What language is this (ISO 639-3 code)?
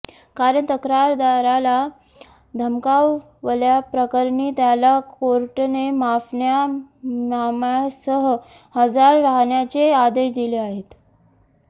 mar